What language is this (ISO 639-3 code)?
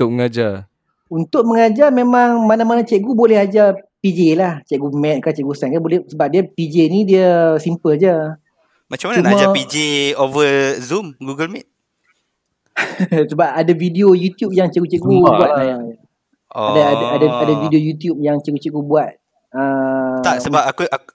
msa